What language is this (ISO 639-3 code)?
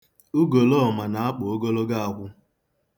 ibo